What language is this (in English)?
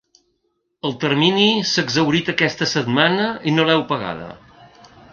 Catalan